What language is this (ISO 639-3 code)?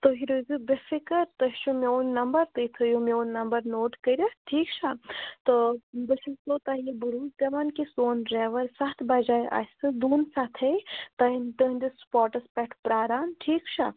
kas